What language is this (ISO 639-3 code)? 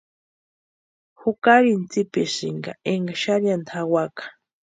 pua